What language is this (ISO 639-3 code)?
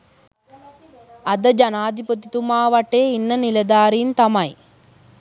sin